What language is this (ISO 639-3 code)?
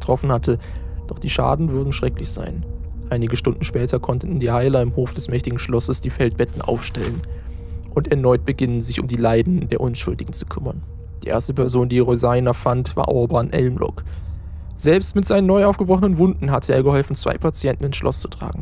deu